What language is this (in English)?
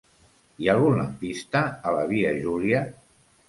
Catalan